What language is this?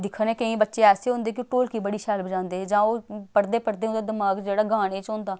Dogri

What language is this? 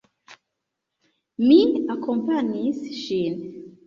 Esperanto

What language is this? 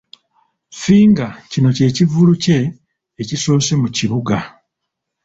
Ganda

